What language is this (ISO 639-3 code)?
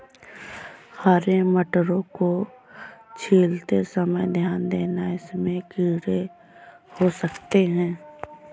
hin